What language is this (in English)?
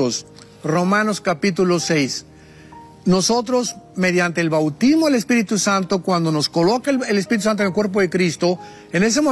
Spanish